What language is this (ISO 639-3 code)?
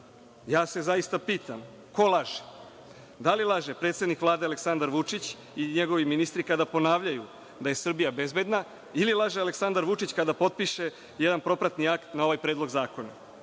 srp